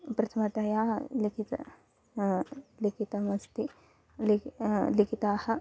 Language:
Sanskrit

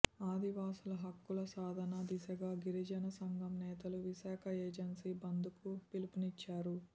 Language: Telugu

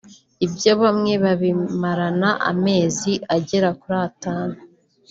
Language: Kinyarwanda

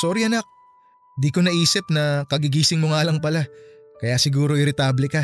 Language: Filipino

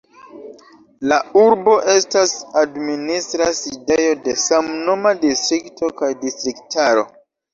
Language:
Esperanto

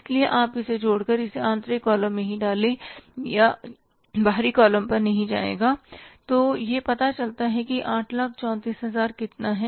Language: Hindi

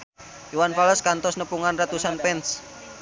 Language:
Sundanese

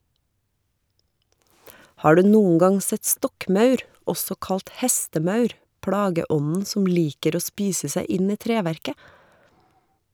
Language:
Norwegian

